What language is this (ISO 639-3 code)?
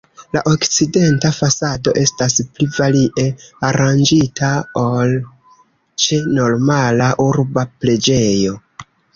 epo